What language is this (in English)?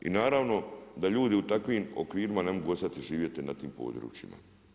Croatian